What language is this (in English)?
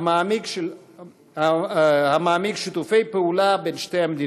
Hebrew